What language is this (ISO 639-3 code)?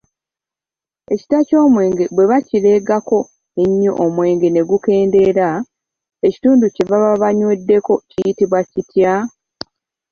lug